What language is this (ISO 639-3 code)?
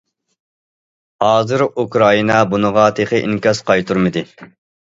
uig